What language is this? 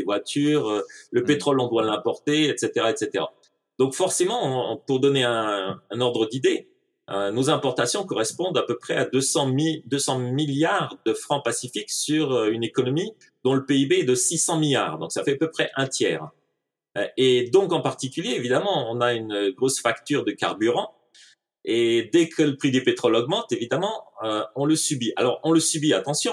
French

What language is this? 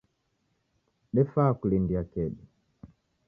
Taita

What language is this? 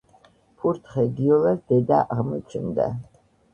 Georgian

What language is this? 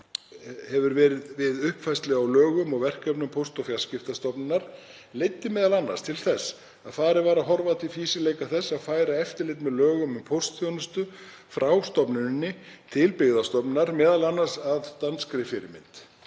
Icelandic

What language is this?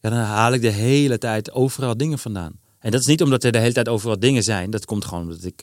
Dutch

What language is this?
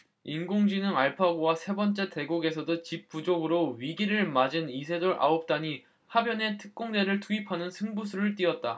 Korean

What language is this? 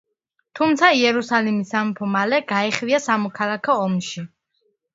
Georgian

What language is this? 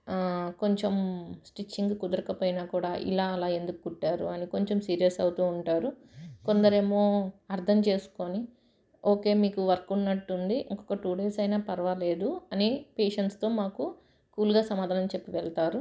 Telugu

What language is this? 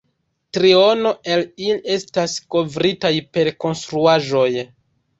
Esperanto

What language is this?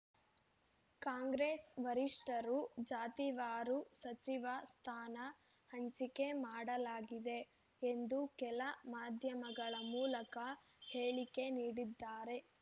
Kannada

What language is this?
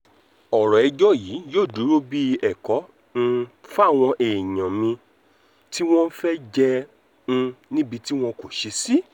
Yoruba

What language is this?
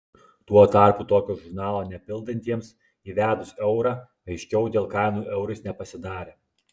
Lithuanian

